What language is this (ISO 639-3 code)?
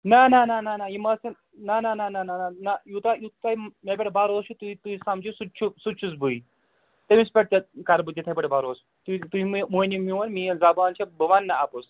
kas